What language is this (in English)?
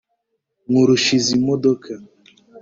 Kinyarwanda